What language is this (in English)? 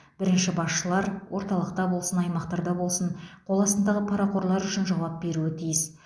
Kazakh